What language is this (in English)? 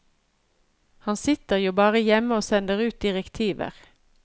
Norwegian